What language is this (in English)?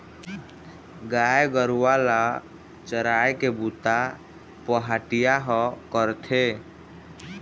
Chhattisgarhi